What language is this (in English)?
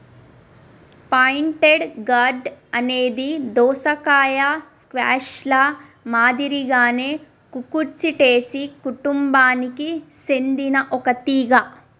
Telugu